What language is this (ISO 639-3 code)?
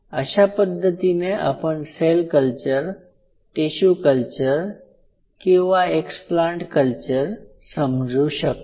mar